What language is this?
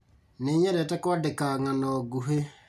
Kikuyu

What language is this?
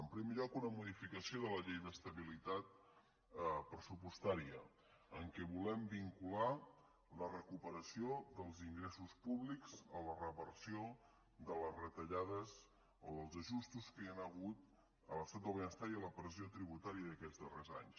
Catalan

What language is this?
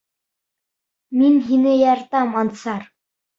Bashkir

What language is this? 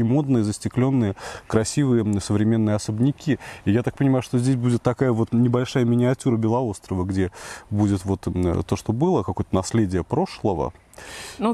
Russian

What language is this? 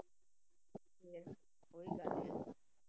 Punjabi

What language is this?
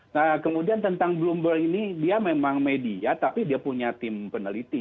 Indonesian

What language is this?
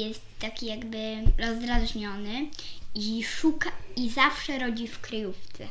Polish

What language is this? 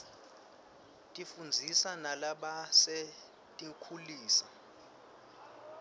Swati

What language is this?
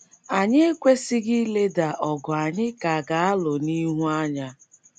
Igbo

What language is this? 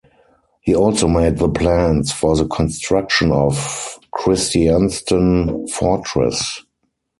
English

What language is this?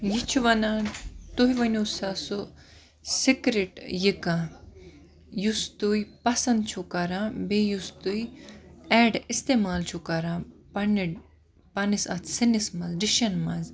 Kashmiri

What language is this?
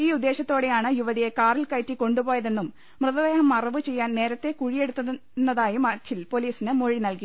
Malayalam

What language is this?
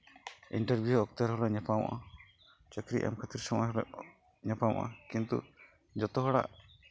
Santali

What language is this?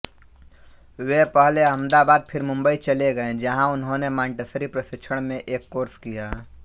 Hindi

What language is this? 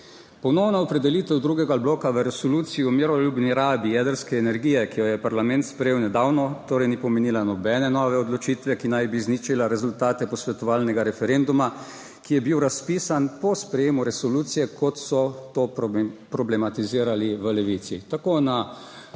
Slovenian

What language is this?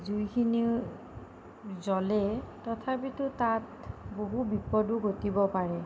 Assamese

